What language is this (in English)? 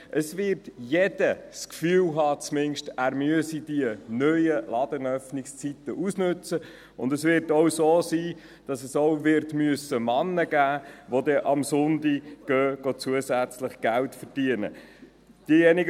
Swiss German